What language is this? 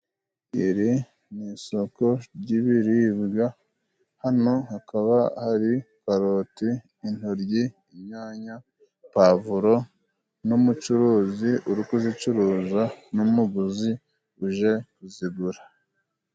Kinyarwanda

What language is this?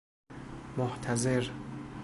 Persian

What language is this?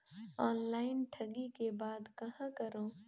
Chhattisgarhi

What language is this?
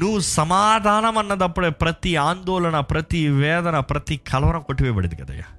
Telugu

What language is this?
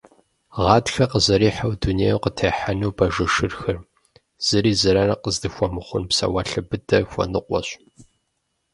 Kabardian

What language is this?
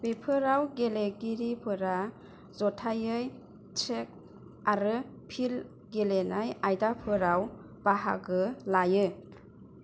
Bodo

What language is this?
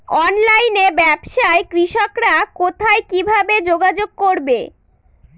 Bangla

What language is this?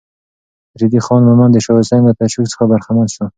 Pashto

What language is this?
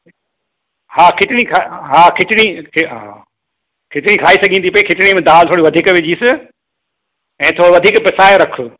Sindhi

